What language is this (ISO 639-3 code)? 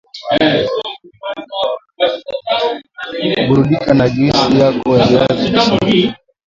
swa